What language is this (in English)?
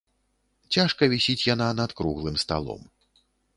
Belarusian